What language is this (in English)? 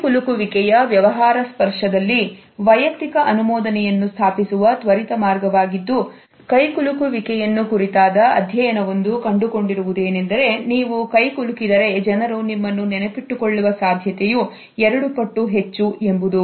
Kannada